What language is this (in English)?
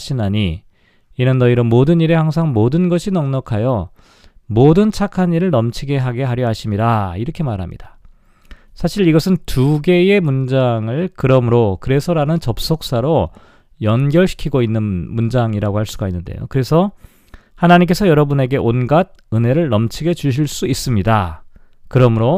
Korean